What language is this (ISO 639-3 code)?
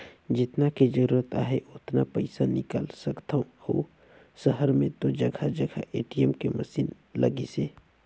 hne